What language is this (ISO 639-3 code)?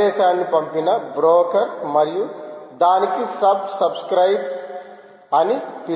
tel